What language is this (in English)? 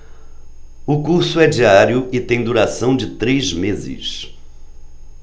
Portuguese